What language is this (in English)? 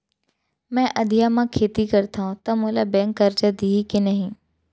Chhattisgarhi